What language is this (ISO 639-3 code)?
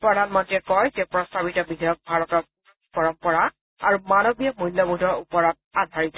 asm